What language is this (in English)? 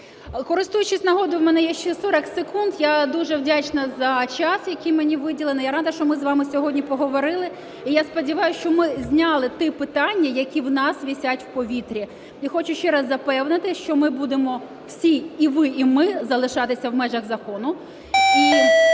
Ukrainian